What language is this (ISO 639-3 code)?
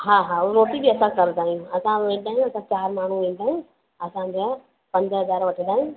snd